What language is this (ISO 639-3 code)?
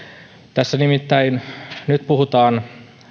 fin